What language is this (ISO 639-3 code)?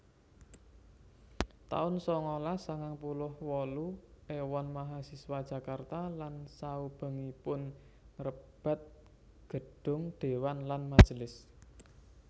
jav